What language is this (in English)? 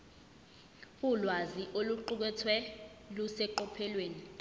Zulu